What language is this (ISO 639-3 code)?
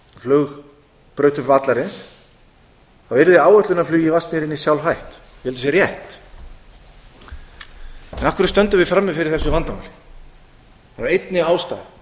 isl